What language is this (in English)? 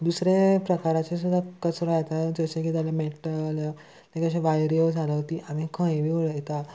Konkani